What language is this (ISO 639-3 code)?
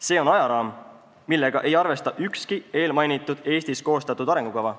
est